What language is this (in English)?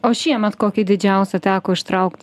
Lithuanian